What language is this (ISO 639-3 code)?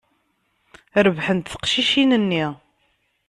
kab